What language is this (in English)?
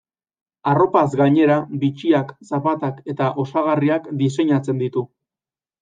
Basque